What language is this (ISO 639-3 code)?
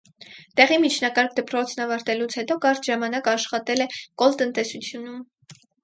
hye